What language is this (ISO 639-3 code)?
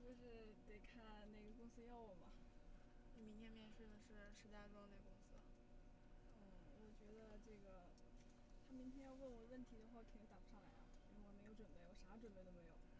zho